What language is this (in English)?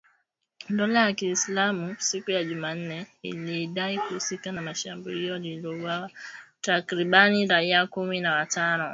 Swahili